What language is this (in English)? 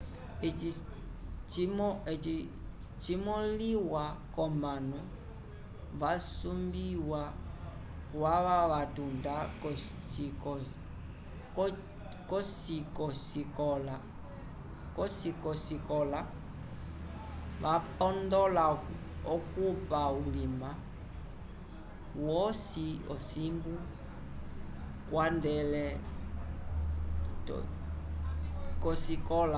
Umbundu